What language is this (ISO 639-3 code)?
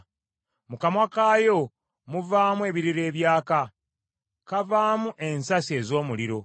lug